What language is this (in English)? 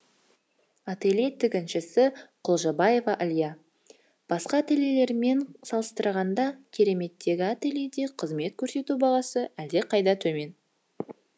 Kazakh